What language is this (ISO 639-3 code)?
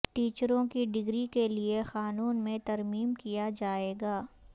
urd